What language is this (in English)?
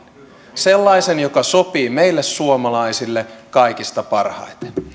Finnish